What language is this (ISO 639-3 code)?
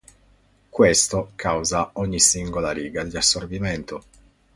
ita